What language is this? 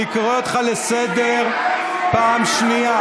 Hebrew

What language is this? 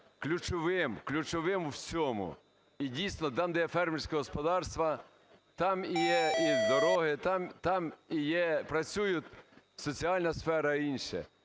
Ukrainian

